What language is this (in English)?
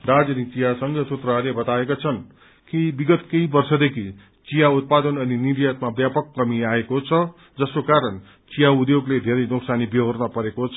Nepali